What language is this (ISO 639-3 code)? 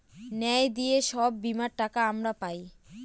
ben